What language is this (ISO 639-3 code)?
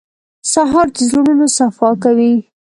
pus